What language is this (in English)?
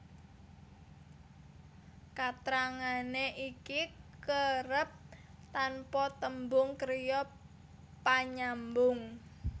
Javanese